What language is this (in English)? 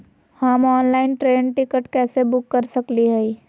Magahi